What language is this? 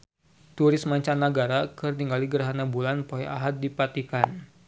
Sundanese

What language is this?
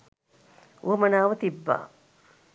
Sinhala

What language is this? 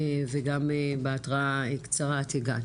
Hebrew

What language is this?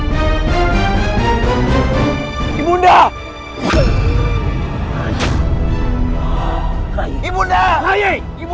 Indonesian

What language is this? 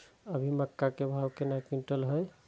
Maithili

